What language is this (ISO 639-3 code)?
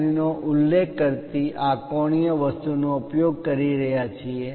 guj